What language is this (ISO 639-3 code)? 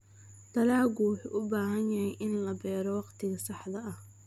som